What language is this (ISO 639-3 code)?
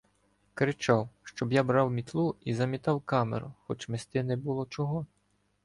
ukr